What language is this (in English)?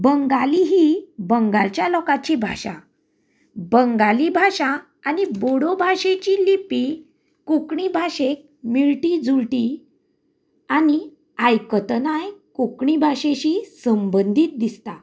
Konkani